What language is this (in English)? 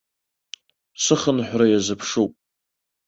Abkhazian